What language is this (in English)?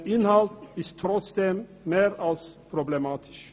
Swiss German